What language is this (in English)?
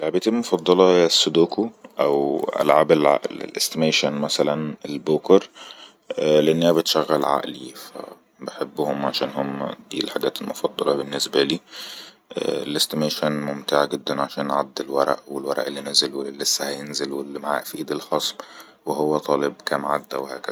Egyptian Arabic